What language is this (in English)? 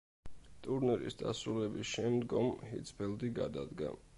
Georgian